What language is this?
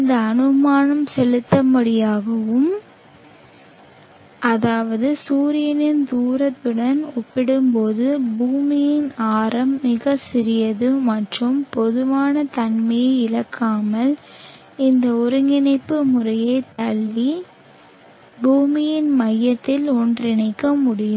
Tamil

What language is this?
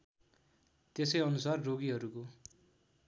Nepali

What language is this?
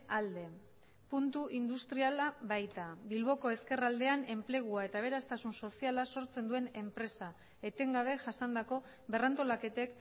Basque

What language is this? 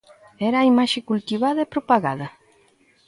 Galician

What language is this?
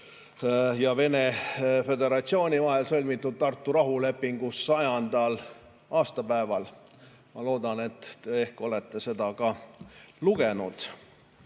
Estonian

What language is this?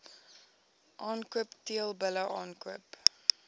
Afrikaans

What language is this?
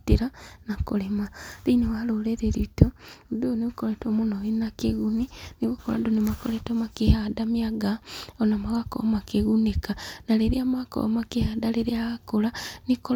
Kikuyu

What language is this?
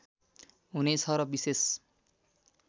Nepali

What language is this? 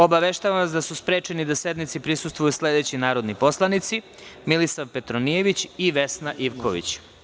Serbian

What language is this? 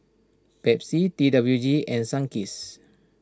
English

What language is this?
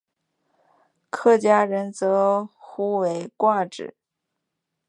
Chinese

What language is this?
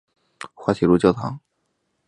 Chinese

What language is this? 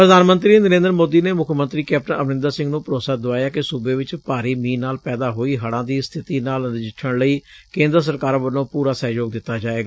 Punjabi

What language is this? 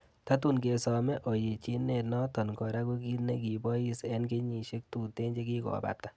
Kalenjin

